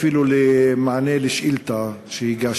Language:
Hebrew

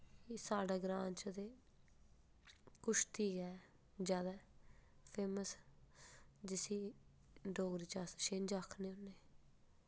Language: Dogri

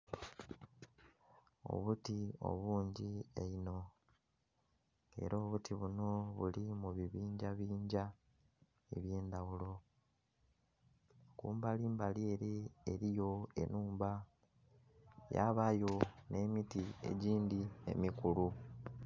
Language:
Soga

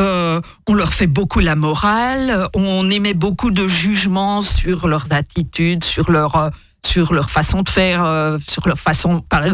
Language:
French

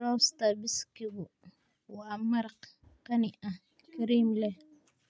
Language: Somali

